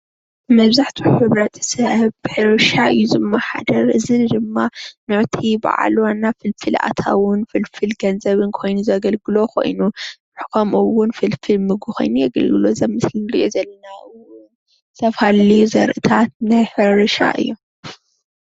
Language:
Tigrinya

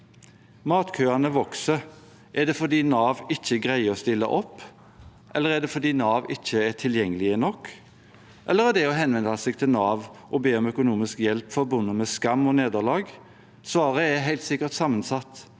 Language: Norwegian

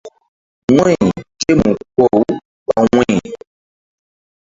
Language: Mbum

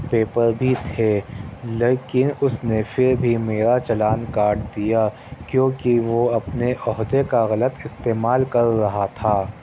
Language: Urdu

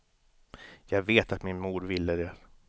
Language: Swedish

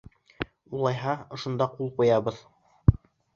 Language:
Bashkir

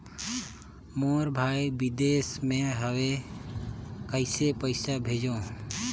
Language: Chhattisgarhi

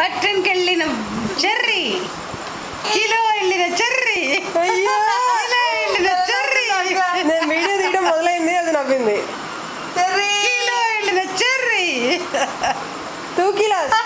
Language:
Greek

